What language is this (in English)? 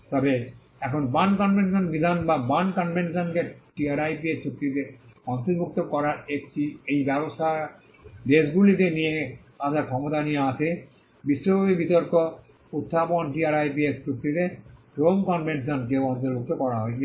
Bangla